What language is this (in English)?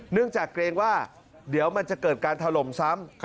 Thai